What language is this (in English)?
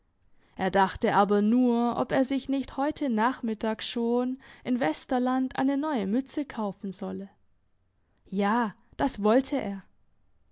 German